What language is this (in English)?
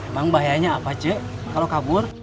Indonesian